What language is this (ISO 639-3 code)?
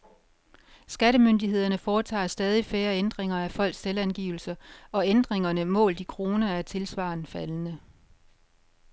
dan